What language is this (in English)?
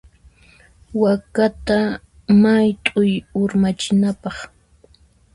Puno Quechua